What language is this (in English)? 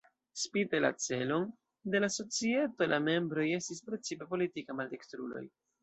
Esperanto